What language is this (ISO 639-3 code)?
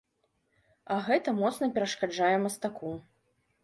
bel